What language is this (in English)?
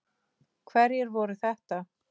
Icelandic